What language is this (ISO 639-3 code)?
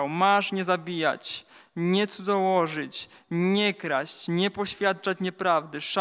pol